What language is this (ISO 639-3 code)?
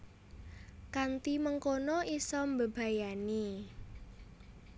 jav